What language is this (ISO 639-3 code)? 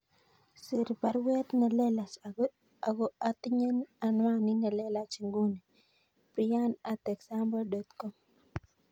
kln